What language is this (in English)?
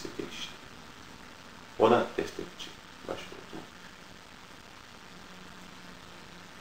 Turkish